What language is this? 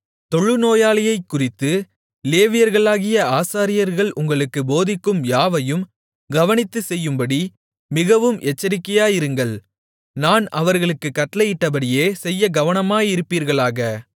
Tamil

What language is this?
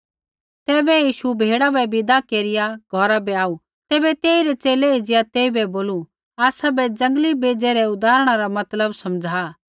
Kullu Pahari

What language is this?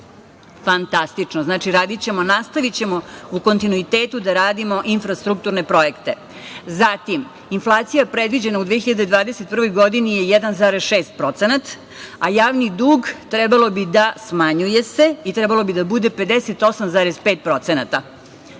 Serbian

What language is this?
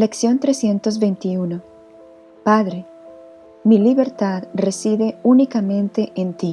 Spanish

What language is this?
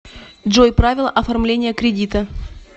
Russian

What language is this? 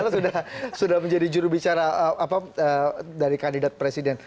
Indonesian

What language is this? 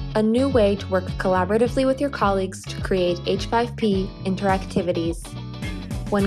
English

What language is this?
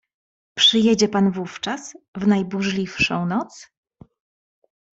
Polish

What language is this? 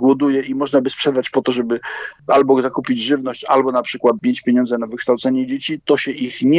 Polish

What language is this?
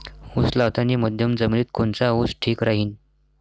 Marathi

